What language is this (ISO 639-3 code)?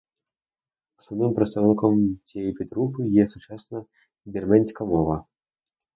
ukr